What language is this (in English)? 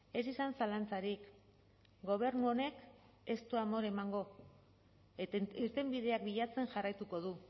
Basque